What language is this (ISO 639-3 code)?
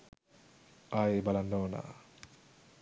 sin